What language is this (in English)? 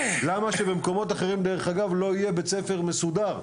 Hebrew